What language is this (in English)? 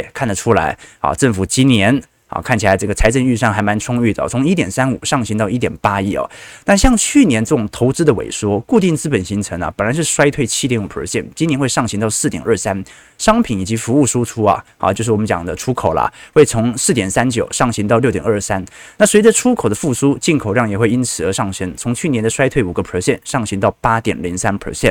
Chinese